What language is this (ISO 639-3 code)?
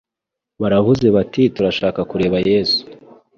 kin